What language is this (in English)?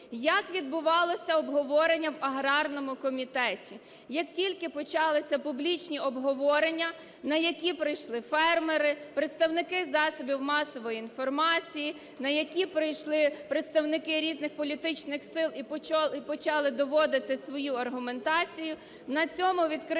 Ukrainian